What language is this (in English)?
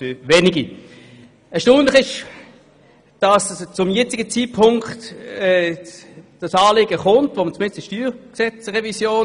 Swiss German